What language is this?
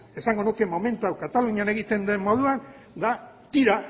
Basque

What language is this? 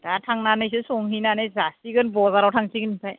Bodo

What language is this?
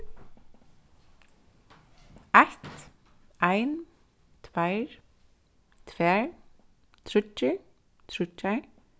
Faroese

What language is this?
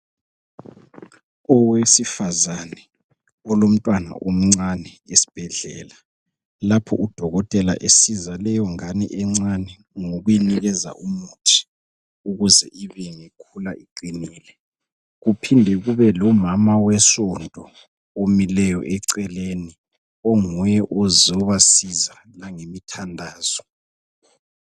North Ndebele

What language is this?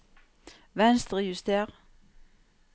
Norwegian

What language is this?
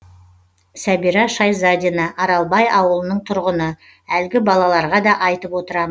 Kazakh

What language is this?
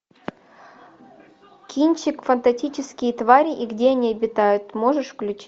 Russian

